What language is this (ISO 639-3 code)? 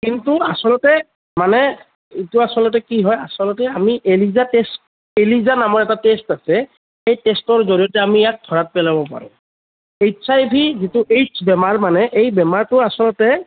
asm